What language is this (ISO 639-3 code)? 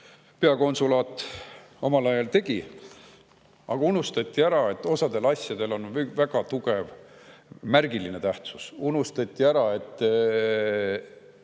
est